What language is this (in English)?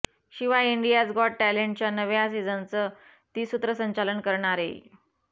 Marathi